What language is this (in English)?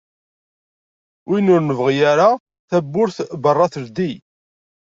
Kabyle